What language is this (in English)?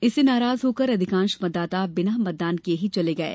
Hindi